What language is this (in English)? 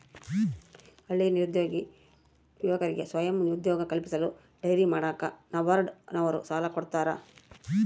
Kannada